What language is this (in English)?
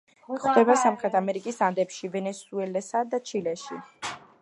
Georgian